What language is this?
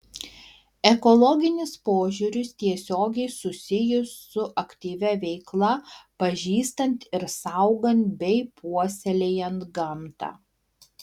Lithuanian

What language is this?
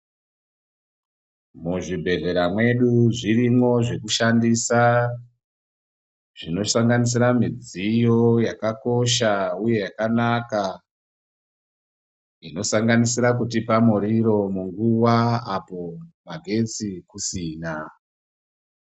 Ndau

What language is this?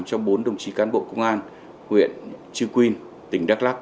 Vietnamese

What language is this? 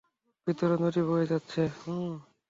Bangla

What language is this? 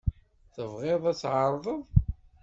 Kabyle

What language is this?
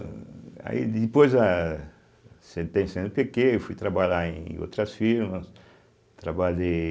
Portuguese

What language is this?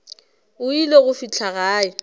Northern Sotho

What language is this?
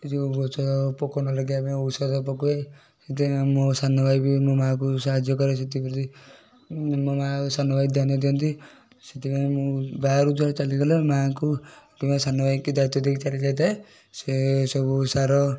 Odia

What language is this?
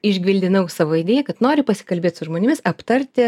Lithuanian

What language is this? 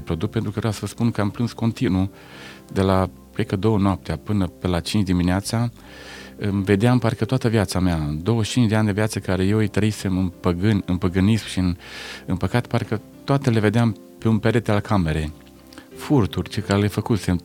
Romanian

